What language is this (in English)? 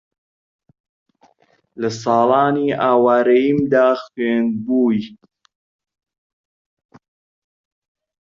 Central Kurdish